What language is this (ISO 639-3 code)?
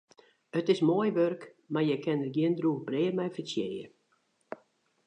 fry